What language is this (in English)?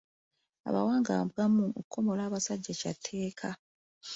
Ganda